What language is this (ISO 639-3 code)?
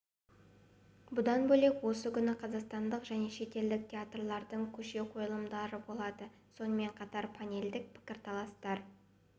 kaz